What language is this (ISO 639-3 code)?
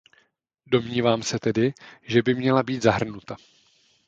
ces